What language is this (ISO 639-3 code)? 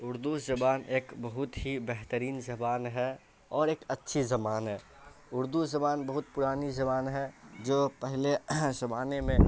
urd